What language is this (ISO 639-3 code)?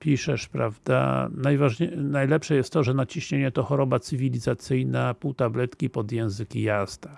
pol